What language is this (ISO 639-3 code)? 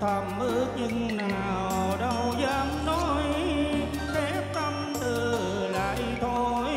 vie